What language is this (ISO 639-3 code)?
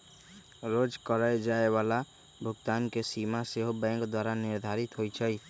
mag